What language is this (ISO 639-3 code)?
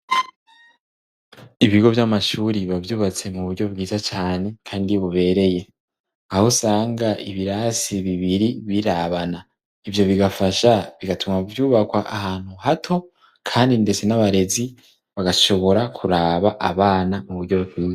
run